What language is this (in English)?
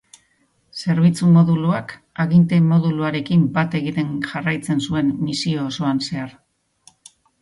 Basque